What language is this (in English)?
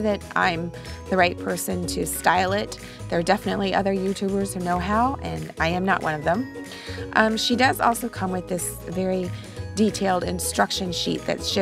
English